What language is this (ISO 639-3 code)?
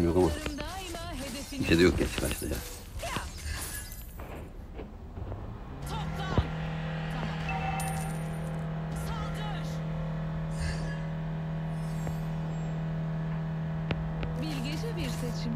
tur